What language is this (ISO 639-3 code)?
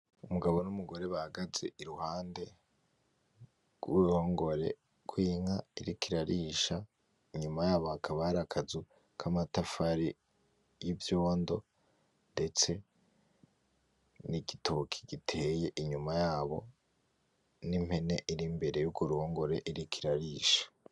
run